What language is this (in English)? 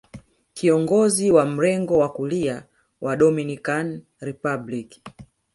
Swahili